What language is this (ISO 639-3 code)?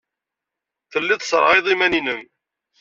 kab